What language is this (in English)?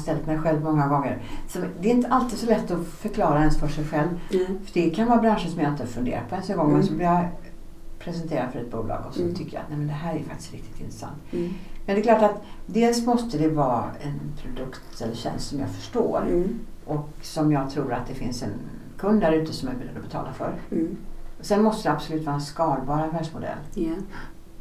Swedish